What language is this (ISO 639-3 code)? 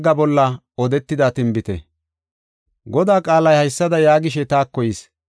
gof